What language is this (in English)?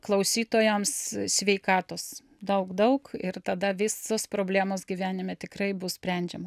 Lithuanian